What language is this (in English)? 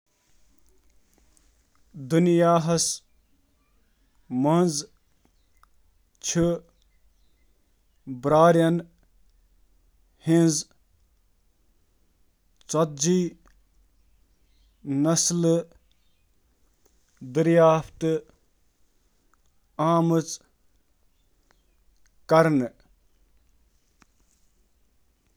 Kashmiri